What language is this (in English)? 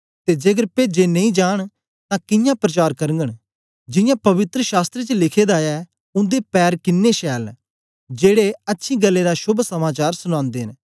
Dogri